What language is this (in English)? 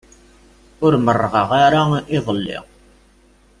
Kabyle